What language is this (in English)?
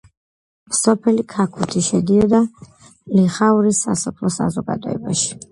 Georgian